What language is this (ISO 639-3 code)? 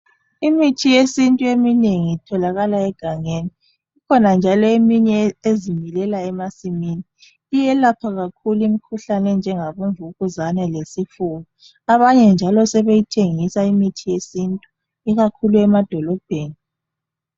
nde